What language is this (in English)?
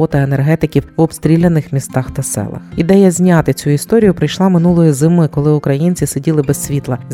Ukrainian